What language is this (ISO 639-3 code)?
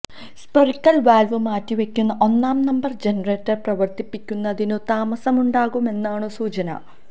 mal